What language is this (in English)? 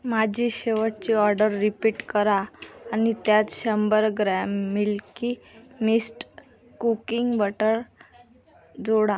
Marathi